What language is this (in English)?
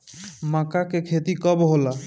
Bhojpuri